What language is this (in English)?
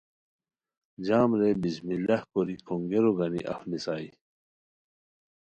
Khowar